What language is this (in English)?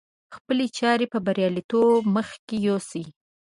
Pashto